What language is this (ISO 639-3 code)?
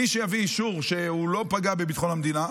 heb